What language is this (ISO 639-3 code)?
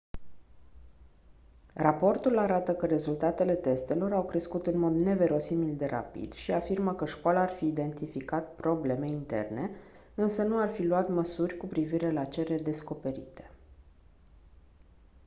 ron